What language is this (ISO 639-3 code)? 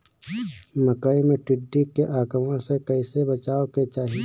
bho